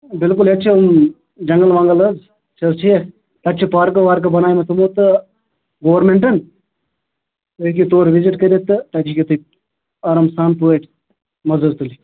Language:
Kashmiri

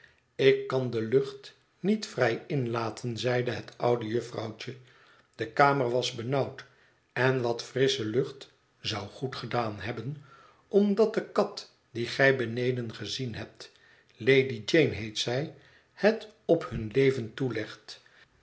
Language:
Dutch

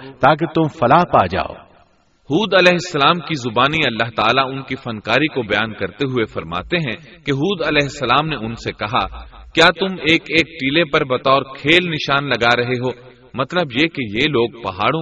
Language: Urdu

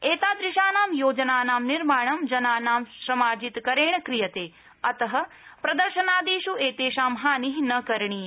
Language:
Sanskrit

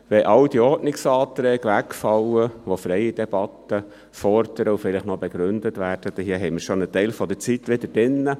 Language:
Swiss German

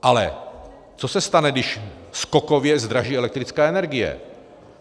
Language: Czech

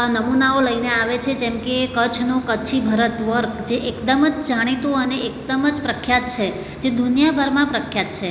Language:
Gujarati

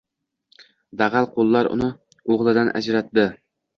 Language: Uzbek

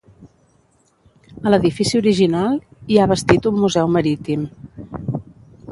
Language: Catalan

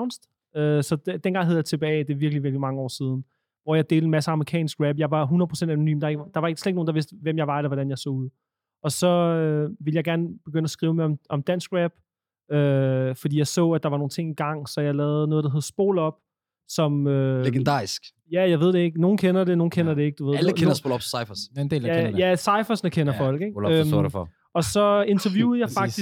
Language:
Danish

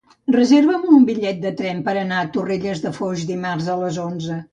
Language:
Catalan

